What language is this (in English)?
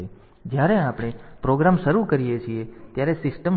Gujarati